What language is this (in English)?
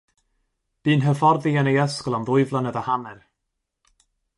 Welsh